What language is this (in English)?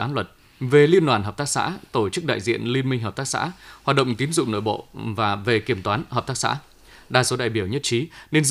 Vietnamese